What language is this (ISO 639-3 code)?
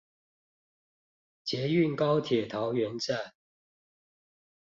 zho